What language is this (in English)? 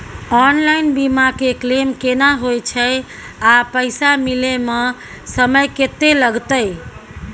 Maithili